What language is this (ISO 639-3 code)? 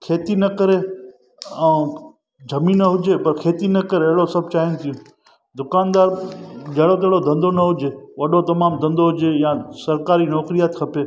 snd